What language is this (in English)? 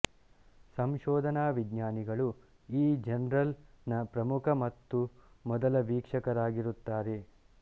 Kannada